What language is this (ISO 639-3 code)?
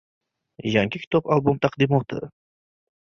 uzb